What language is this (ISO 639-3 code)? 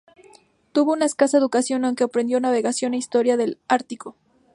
spa